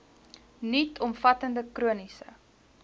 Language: Afrikaans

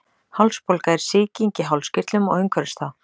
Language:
Icelandic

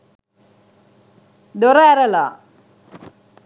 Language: Sinhala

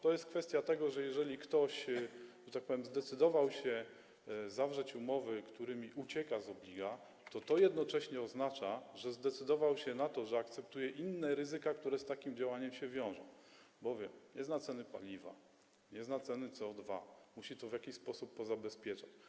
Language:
Polish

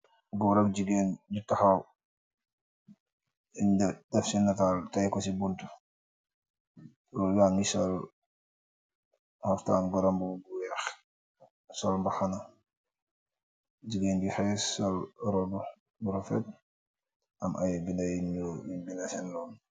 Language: Wolof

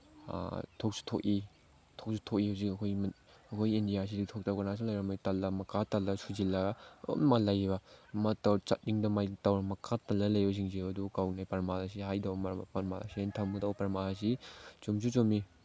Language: Manipuri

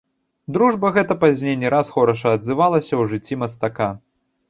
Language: Belarusian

